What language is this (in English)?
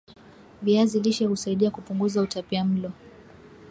Swahili